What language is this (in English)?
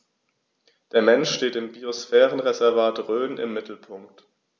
German